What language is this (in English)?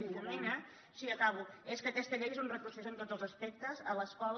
Catalan